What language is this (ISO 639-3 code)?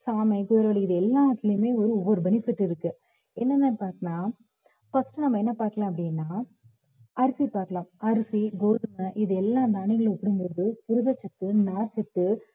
tam